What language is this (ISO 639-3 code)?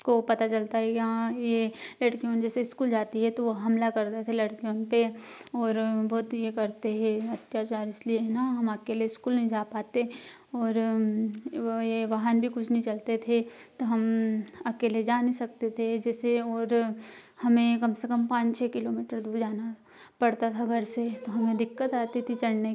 hin